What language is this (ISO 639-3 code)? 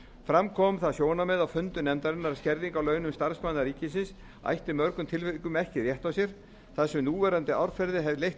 isl